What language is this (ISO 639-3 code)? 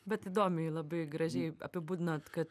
lit